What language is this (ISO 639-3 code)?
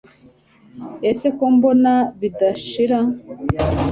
kin